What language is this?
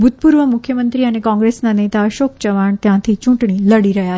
Gujarati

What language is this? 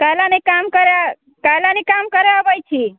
Maithili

